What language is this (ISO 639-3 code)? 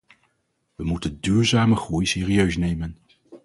nld